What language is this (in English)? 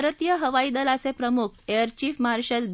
Marathi